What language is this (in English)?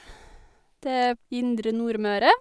Norwegian